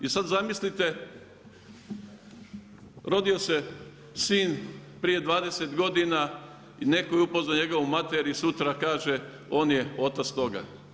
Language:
Croatian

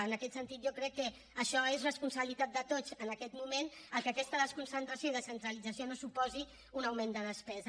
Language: Catalan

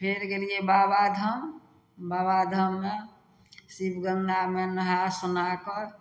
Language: Maithili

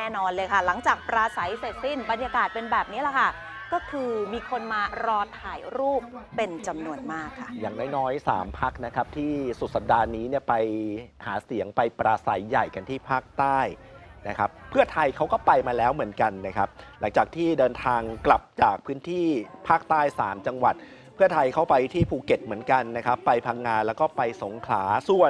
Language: Thai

